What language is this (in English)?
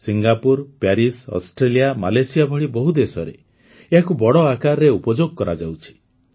Odia